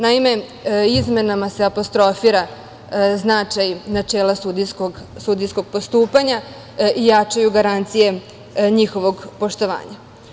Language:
Serbian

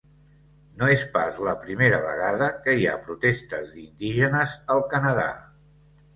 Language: Catalan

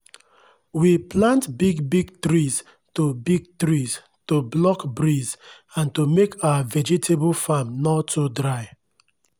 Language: Nigerian Pidgin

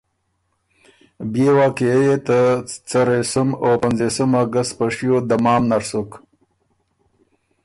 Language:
Ormuri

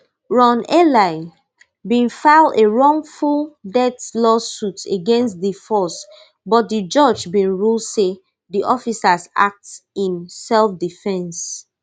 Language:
Nigerian Pidgin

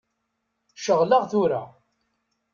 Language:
Kabyle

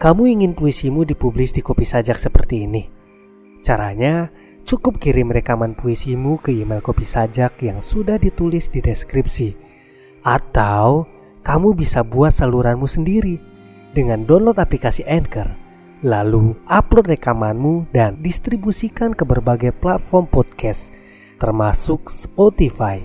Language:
Indonesian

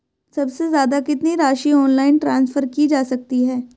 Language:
Hindi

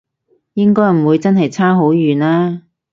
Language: Cantonese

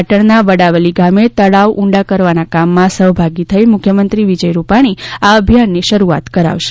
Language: Gujarati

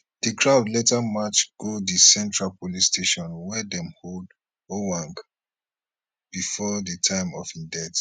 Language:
Nigerian Pidgin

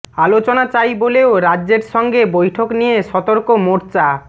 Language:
Bangla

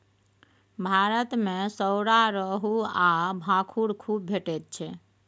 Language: Maithili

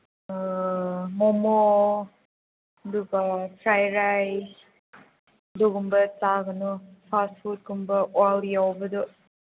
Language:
Manipuri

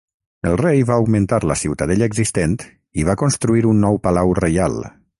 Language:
Catalan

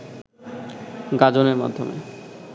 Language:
Bangla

